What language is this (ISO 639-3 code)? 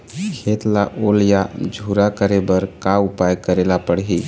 hne